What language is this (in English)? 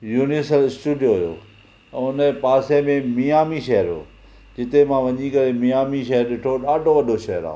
Sindhi